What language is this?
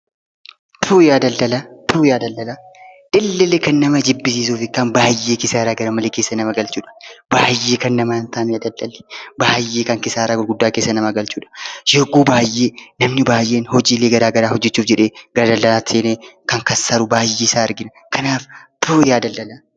Oromo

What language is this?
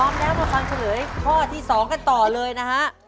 Thai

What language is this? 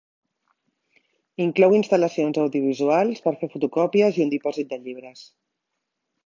Catalan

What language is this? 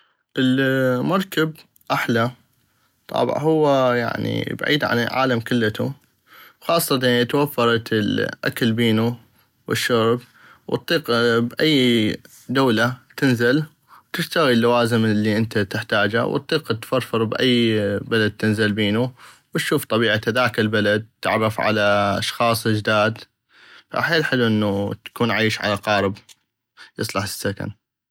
North Mesopotamian Arabic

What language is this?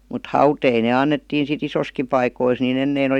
Finnish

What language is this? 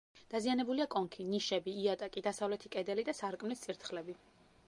Georgian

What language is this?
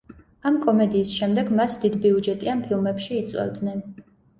Georgian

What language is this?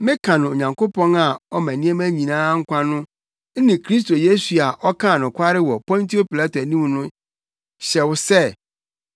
Akan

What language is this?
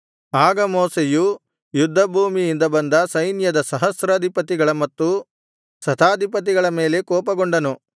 Kannada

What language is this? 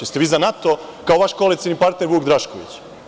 Serbian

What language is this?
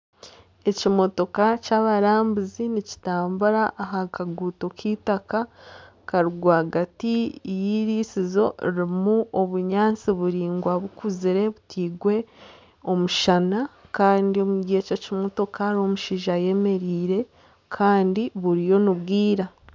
Nyankole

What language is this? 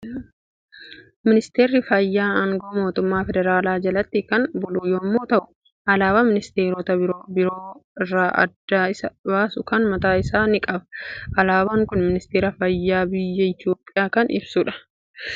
Oromo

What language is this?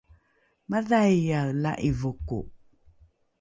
Rukai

